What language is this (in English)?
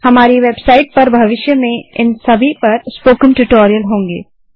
Hindi